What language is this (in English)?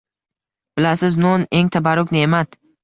Uzbek